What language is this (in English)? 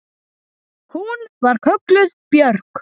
Icelandic